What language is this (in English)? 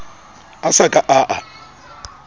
Southern Sotho